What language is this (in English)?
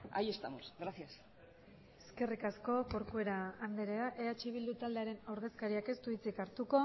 Basque